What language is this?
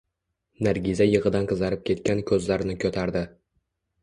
Uzbek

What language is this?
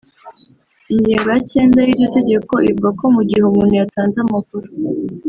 Kinyarwanda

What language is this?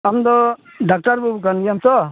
Santali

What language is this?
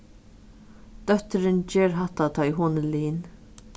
Faroese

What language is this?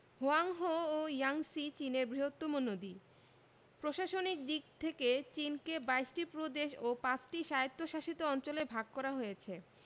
Bangla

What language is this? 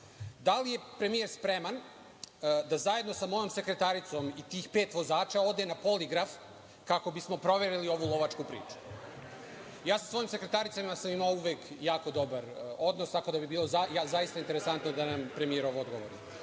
Serbian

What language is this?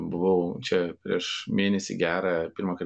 Lithuanian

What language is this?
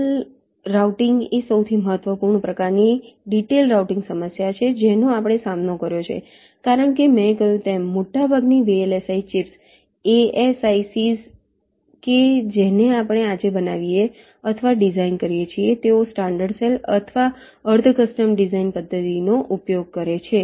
Gujarati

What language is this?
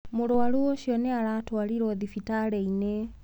Kikuyu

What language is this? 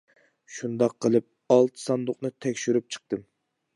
Uyghur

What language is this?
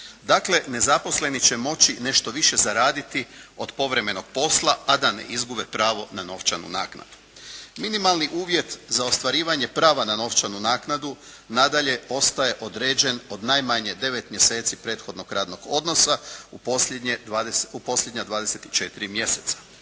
Croatian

